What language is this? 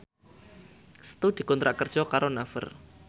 Javanese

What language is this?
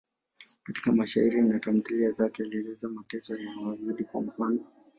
Swahili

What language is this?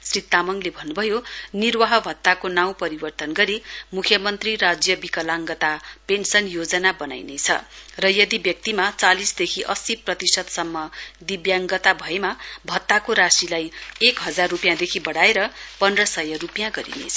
Nepali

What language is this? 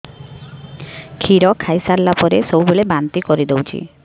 Odia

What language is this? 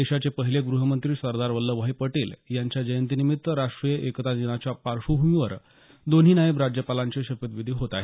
Marathi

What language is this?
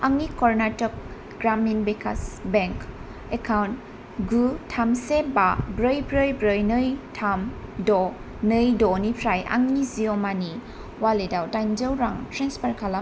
Bodo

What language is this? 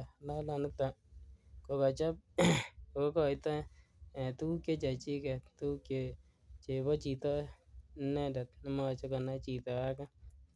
Kalenjin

